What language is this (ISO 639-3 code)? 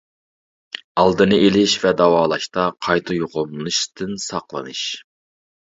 uig